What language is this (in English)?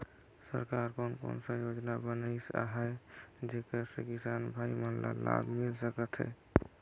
Chhattisgarhi